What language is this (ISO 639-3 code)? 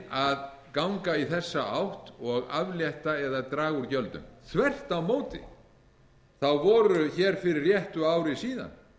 isl